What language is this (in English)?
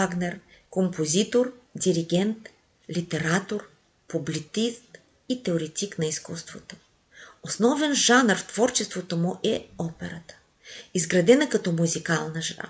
Bulgarian